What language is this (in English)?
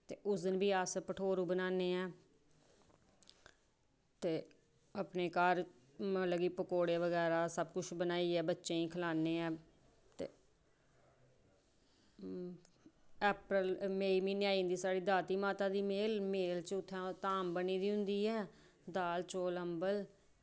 Dogri